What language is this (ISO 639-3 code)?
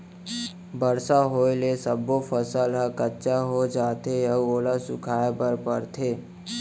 hne